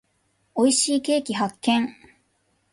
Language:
Japanese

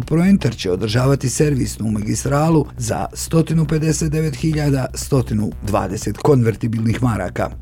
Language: Croatian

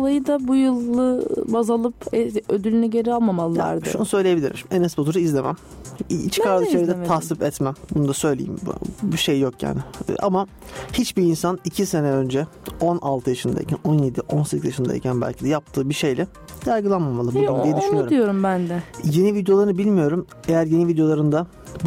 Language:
Turkish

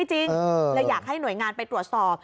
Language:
Thai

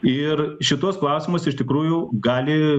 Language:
Lithuanian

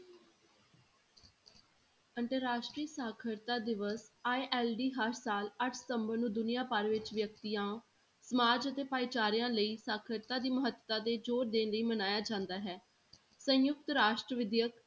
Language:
Punjabi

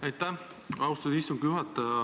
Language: Estonian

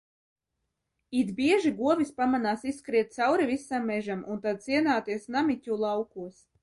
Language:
Latvian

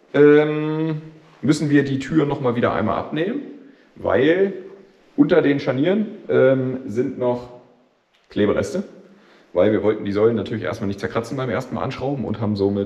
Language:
German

